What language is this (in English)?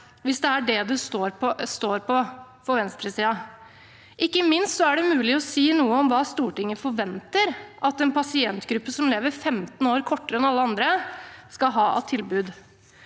Norwegian